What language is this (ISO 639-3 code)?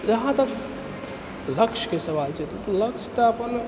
mai